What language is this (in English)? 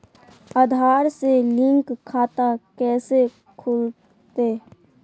Magahi